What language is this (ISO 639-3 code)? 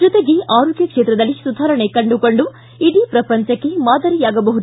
kan